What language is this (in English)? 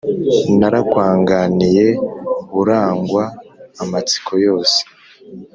Kinyarwanda